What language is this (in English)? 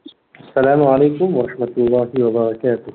Urdu